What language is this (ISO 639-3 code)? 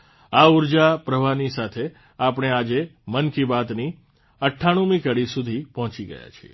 guj